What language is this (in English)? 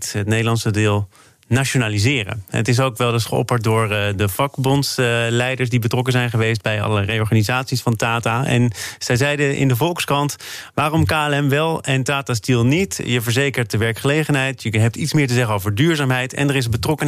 Dutch